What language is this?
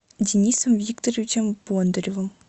Russian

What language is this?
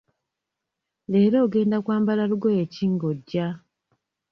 Ganda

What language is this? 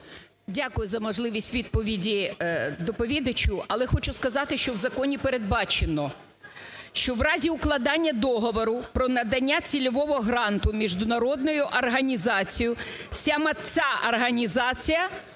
Ukrainian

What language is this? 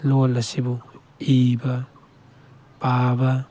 Manipuri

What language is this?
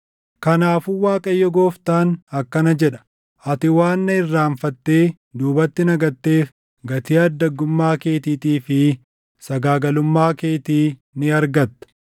Oromo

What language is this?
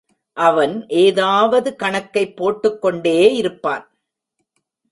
Tamil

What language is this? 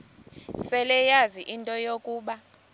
Xhosa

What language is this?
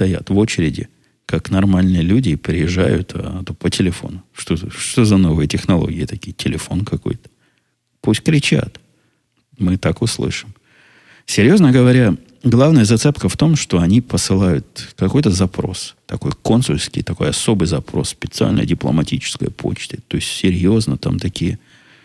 Russian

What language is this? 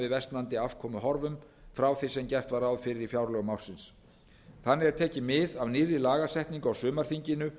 Icelandic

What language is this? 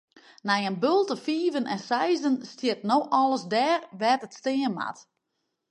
Western Frisian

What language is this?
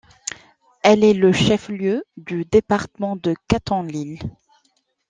French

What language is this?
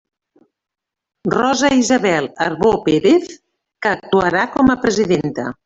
Catalan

